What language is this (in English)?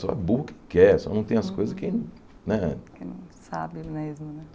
Portuguese